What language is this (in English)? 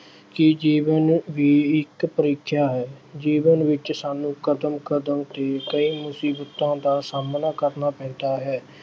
Punjabi